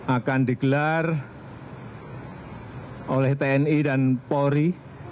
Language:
Indonesian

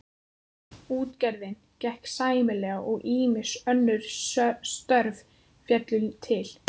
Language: Icelandic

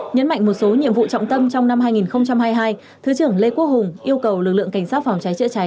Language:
Vietnamese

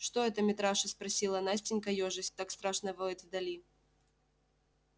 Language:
Russian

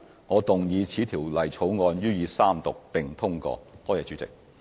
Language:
Cantonese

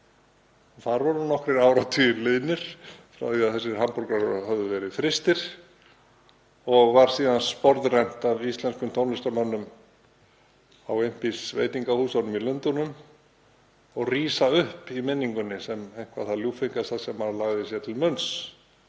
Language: Icelandic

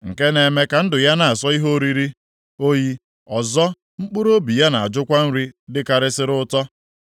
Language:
Igbo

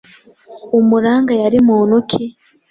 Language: Kinyarwanda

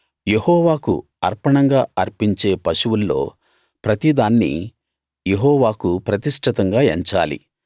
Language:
Telugu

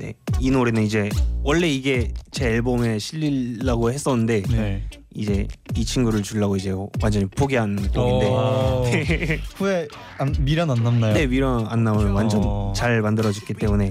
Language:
Korean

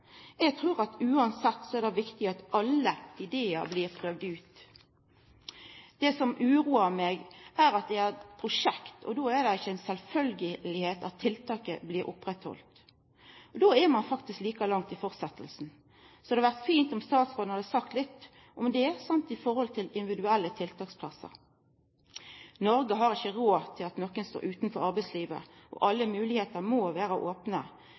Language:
Norwegian Nynorsk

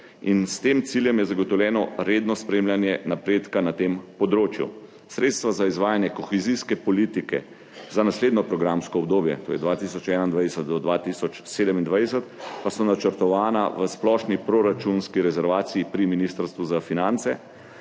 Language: Slovenian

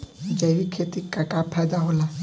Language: Bhojpuri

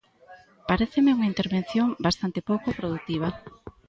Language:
Galician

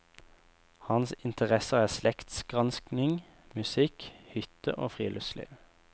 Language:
Norwegian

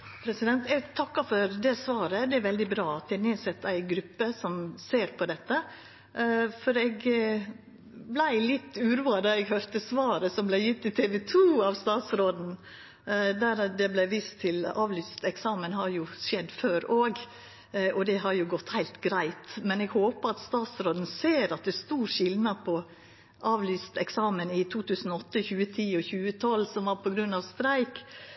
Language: Norwegian Nynorsk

